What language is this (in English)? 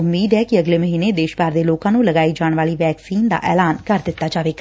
Punjabi